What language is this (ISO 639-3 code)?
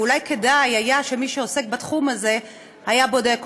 heb